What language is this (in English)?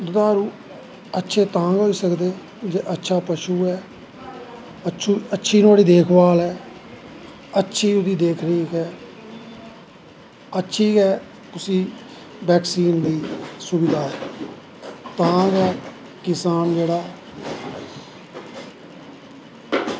Dogri